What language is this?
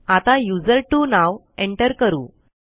Marathi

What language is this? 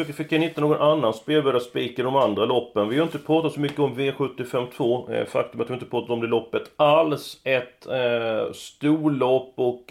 Swedish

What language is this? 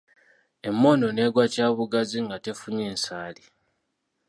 Ganda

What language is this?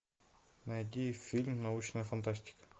Russian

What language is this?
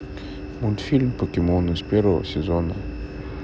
Russian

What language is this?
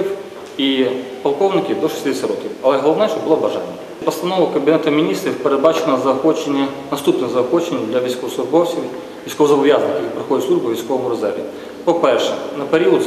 Ukrainian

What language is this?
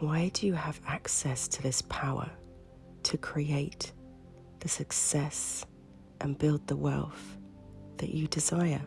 English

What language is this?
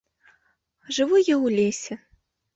Belarusian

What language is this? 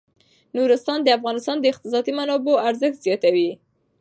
Pashto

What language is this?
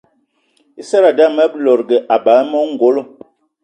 Eton (Cameroon)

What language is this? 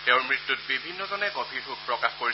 Assamese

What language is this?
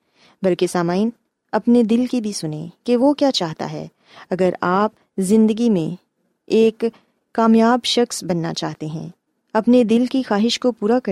Urdu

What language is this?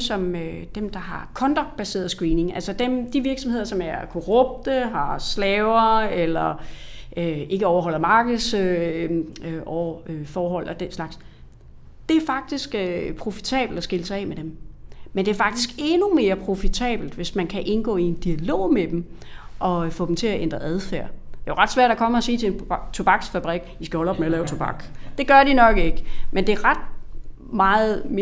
Danish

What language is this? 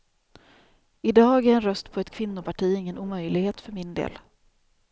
Swedish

